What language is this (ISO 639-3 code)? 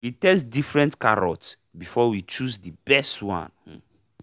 pcm